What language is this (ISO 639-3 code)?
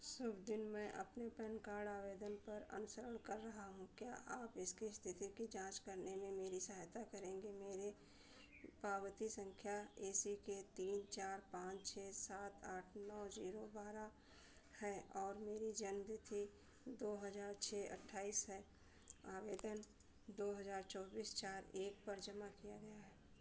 hin